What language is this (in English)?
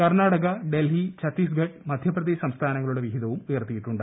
Malayalam